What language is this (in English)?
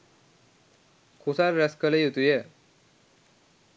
Sinhala